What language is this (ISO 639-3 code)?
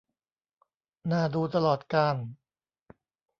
tha